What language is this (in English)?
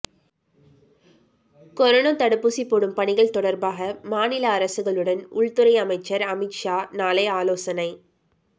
Tamil